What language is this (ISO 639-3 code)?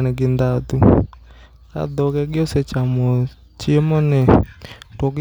luo